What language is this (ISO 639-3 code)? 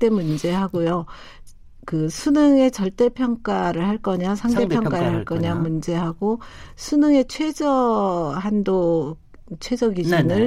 kor